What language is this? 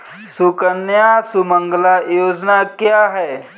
Hindi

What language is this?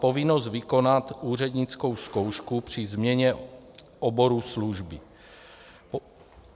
Czech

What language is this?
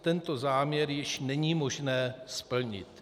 Czech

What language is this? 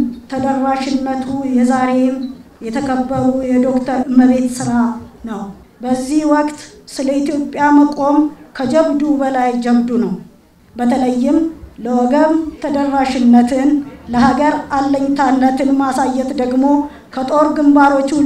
Turkish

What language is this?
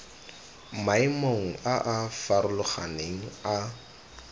Tswana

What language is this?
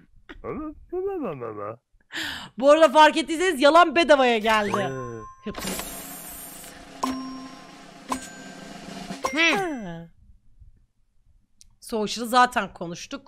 Turkish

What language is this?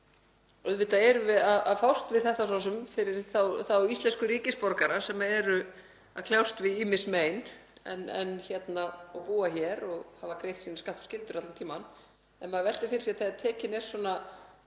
Icelandic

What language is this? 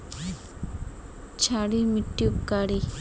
Magahi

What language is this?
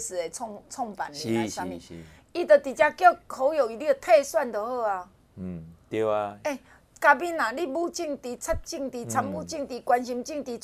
Chinese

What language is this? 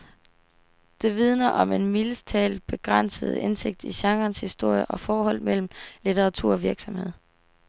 Danish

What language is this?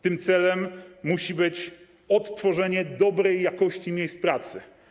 Polish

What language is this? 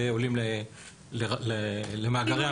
Hebrew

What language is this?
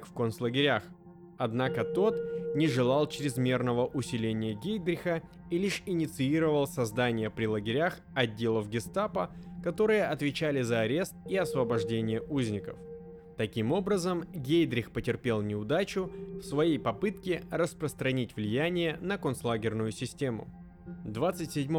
Russian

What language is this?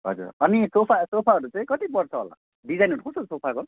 Nepali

